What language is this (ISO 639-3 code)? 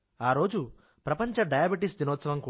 tel